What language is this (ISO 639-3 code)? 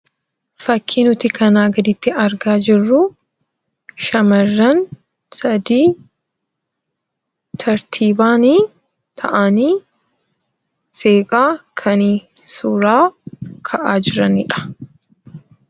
orm